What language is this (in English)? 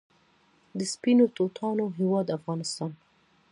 Pashto